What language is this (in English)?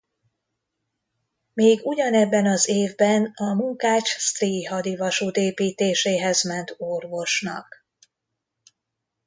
Hungarian